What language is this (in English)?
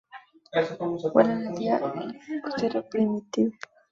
Spanish